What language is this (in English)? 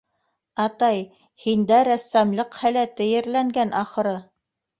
Bashkir